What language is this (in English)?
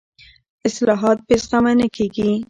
Pashto